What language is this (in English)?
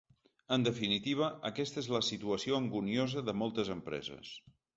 Catalan